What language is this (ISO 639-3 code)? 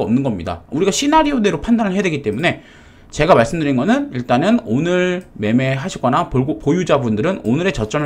kor